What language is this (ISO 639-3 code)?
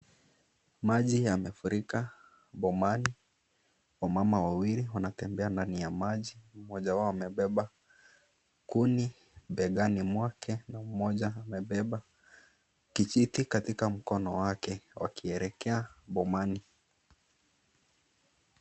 swa